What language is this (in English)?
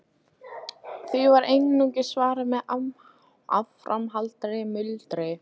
Icelandic